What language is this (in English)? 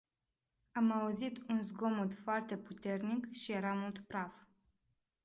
Romanian